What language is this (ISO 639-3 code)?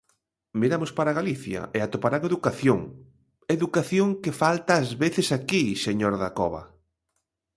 glg